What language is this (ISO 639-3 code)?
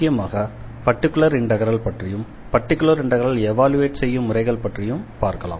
tam